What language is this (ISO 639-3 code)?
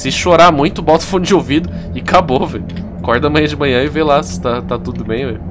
por